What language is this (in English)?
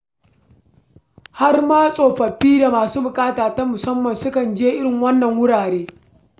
Hausa